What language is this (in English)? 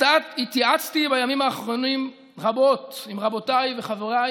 Hebrew